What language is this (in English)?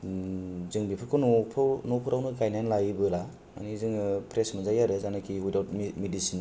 Bodo